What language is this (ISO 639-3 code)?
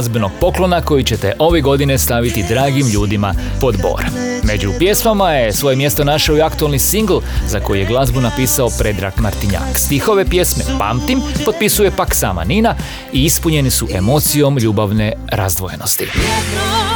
hrv